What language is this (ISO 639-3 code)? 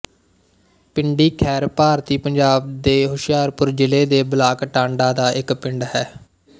pan